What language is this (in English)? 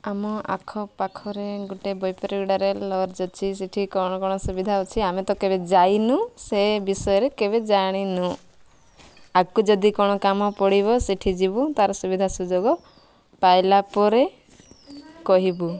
Odia